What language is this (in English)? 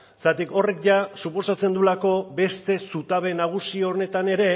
Basque